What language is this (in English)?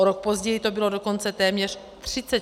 Czech